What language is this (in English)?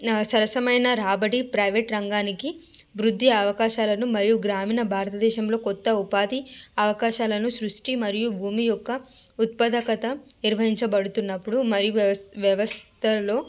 Telugu